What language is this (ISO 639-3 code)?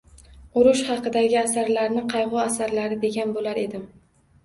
uzb